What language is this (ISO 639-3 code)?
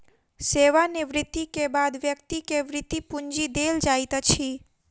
mai